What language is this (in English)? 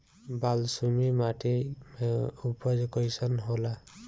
Bhojpuri